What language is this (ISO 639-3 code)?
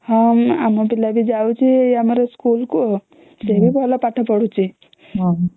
ori